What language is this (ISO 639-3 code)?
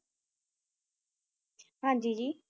pan